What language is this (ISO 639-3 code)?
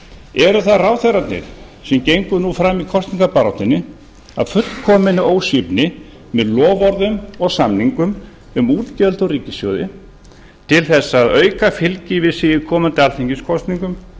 isl